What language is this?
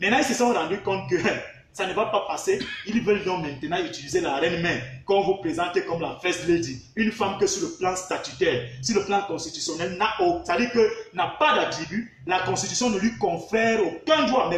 French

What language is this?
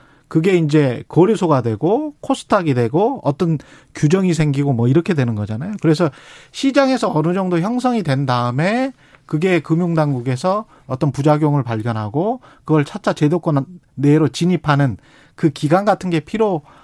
Korean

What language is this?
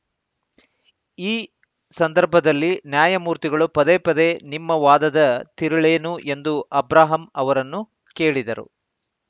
Kannada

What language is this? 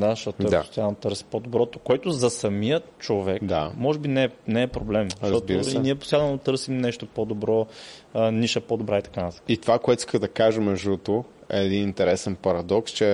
Bulgarian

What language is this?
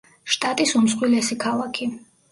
Georgian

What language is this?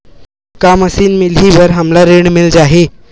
Chhattisgarhi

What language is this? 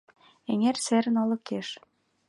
Mari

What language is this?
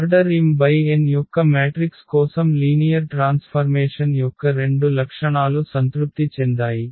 Telugu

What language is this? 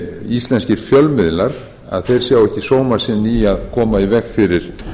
Icelandic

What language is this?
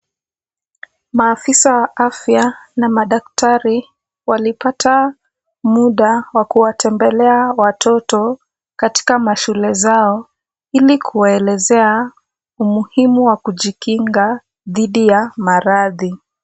Swahili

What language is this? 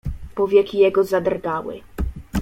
Polish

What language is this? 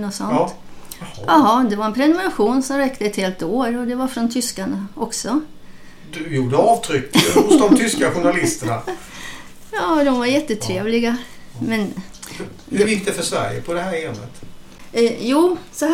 Swedish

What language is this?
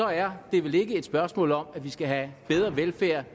Danish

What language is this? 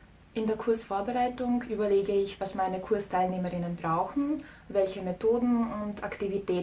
German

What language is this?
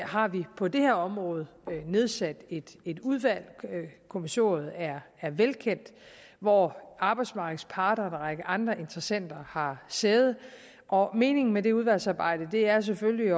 Danish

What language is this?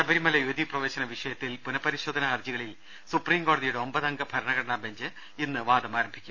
Malayalam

